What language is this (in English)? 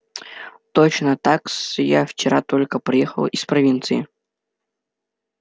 Russian